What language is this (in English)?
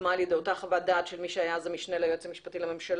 Hebrew